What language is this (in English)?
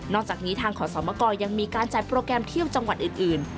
Thai